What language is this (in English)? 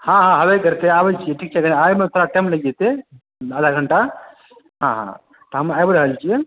Maithili